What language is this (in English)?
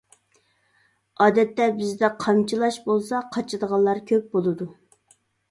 Uyghur